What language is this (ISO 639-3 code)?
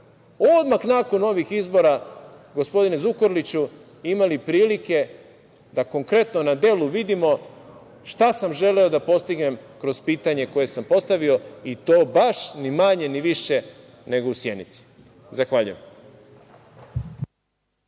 srp